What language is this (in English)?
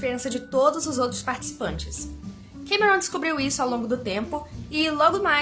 Portuguese